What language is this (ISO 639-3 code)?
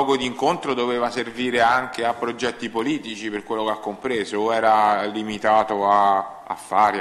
ita